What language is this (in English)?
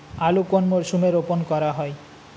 Bangla